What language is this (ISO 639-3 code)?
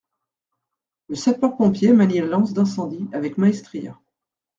fra